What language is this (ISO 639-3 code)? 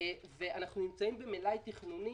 heb